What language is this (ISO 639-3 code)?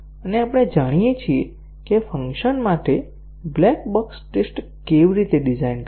guj